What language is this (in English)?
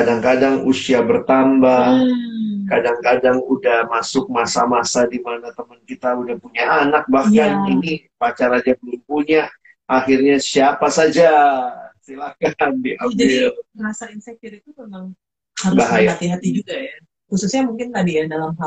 Indonesian